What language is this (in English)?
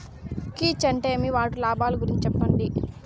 Telugu